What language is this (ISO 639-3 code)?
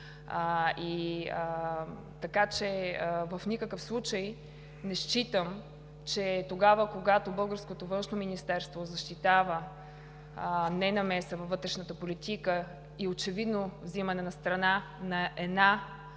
bul